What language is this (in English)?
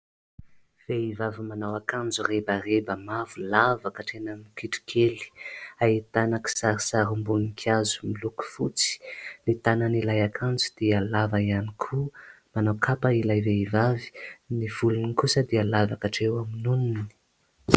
Malagasy